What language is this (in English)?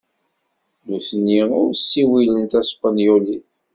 Kabyle